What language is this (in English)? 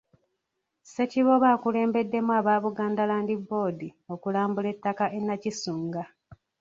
Ganda